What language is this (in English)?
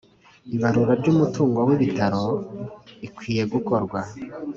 Kinyarwanda